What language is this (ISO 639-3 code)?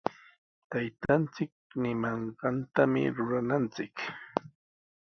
qws